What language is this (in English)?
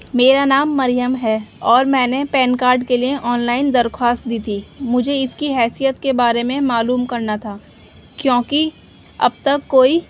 Urdu